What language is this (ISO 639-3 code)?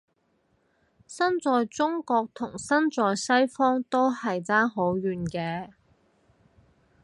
yue